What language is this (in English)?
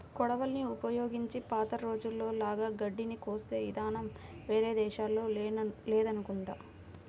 Telugu